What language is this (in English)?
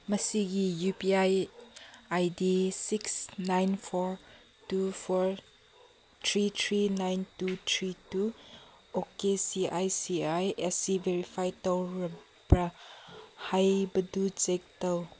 Manipuri